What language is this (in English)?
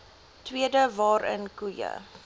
Afrikaans